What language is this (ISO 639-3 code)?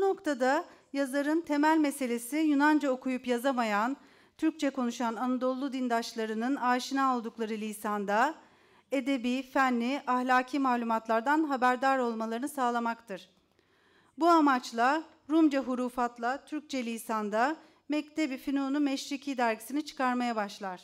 tur